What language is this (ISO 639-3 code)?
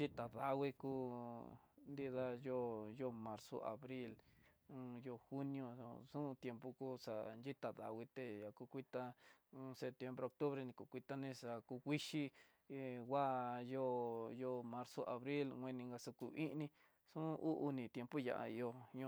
mtx